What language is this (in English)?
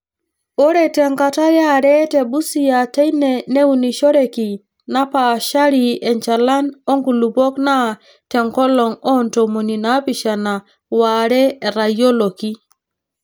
Masai